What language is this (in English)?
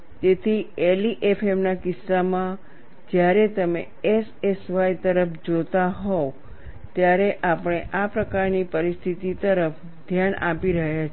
Gujarati